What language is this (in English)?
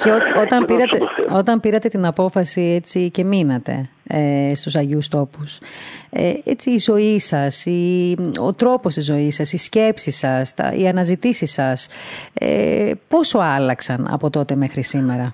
Greek